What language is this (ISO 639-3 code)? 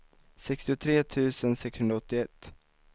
swe